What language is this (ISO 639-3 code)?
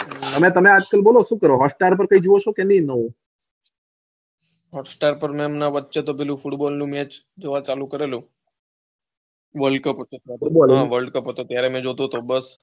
guj